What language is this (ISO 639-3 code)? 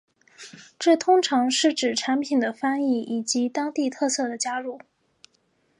zho